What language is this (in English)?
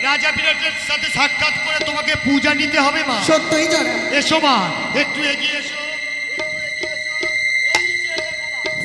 Arabic